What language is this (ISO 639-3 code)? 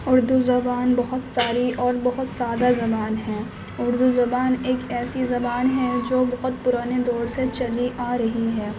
urd